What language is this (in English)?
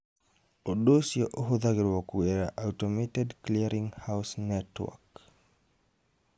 Kikuyu